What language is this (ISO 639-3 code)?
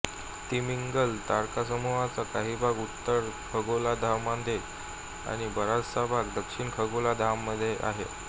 mar